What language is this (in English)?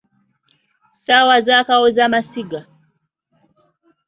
Ganda